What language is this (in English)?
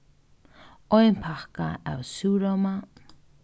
Faroese